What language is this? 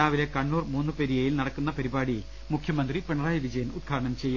Malayalam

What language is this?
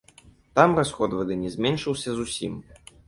Belarusian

